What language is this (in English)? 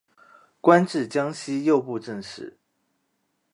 Chinese